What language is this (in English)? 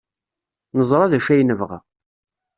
Kabyle